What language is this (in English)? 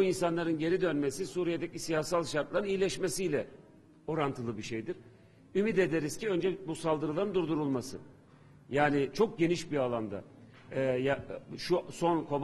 Turkish